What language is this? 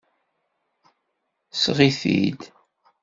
Kabyle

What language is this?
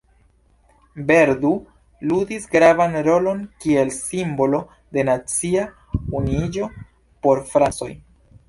Esperanto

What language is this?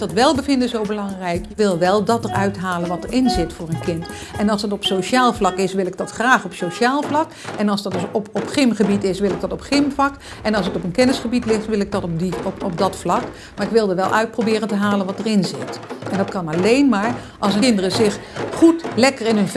Dutch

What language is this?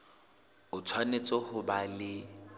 Southern Sotho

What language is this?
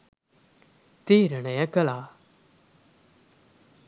Sinhala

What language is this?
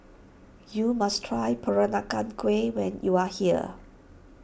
English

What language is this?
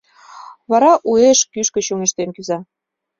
Mari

